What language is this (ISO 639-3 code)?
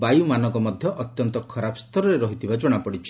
ori